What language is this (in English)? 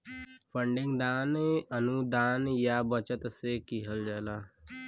Bhojpuri